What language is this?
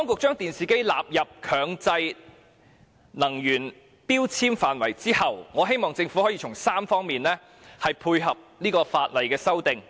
Cantonese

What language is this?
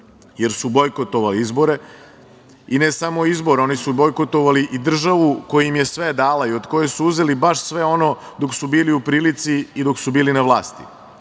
Serbian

